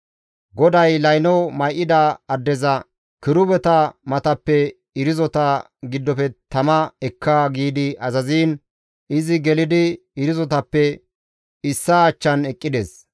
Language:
Gamo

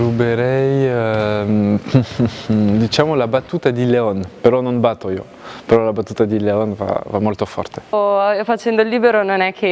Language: Italian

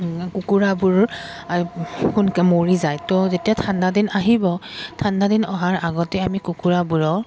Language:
Assamese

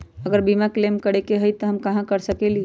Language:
Magahi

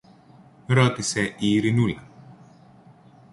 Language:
Greek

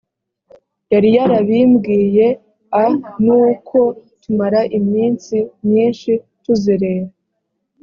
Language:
Kinyarwanda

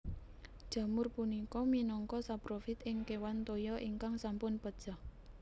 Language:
Javanese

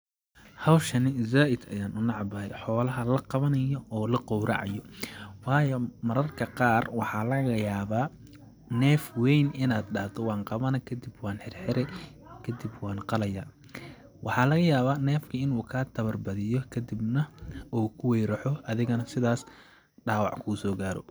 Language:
Somali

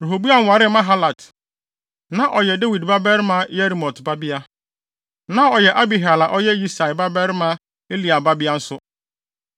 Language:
Akan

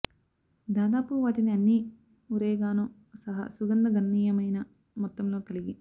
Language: Telugu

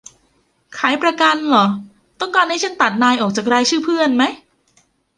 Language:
Thai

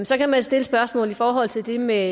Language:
Danish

